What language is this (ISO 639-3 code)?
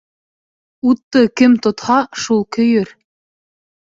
bak